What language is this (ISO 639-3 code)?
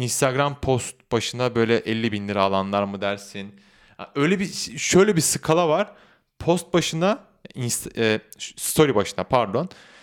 tur